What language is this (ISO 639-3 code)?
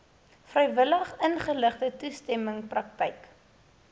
afr